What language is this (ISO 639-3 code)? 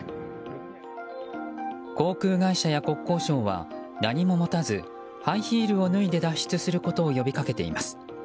jpn